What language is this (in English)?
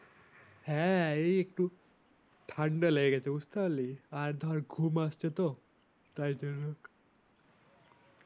Bangla